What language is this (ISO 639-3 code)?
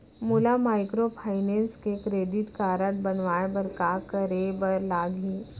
hne